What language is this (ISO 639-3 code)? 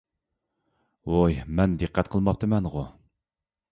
uig